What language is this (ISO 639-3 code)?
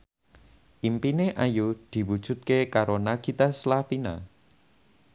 jav